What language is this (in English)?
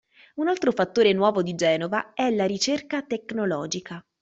Italian